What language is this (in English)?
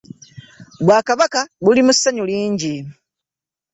Ganda